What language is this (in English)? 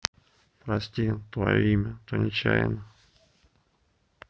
Russian